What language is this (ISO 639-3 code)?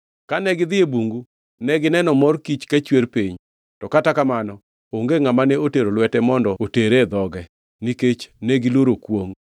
luo